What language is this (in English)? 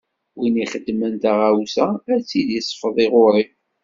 Kabyle